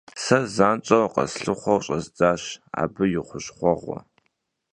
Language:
Kabardian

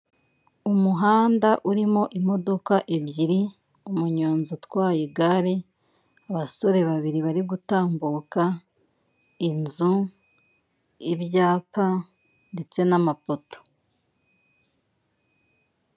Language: Kinyarwanda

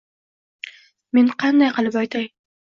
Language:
Uzbek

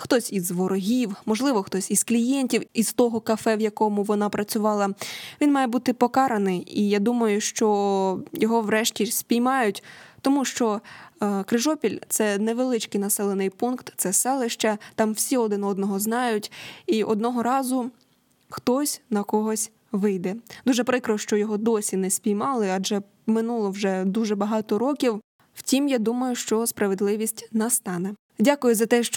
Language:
Ukrainian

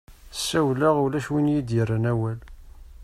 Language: Kabyle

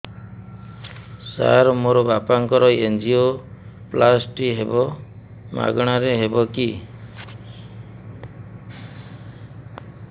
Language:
Odia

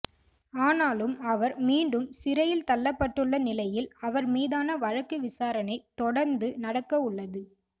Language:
Tamil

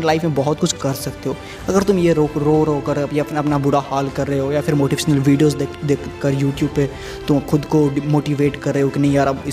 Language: Hindi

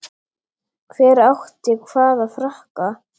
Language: Icelandic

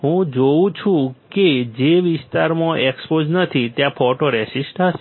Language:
Gujarati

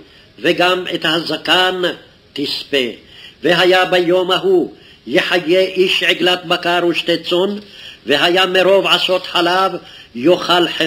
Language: Hebrew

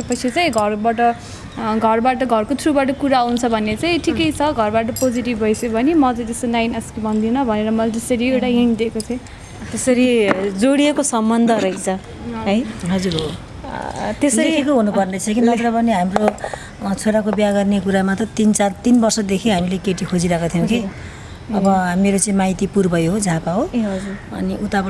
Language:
Nepali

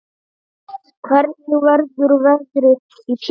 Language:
Icelandic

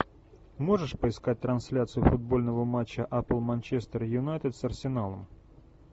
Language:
Russian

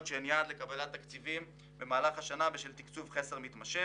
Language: Hebrew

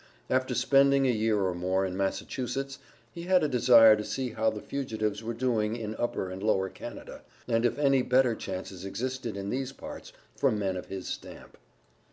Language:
English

